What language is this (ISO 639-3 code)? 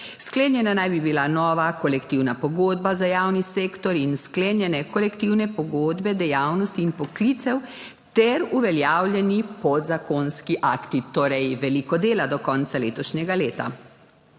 slv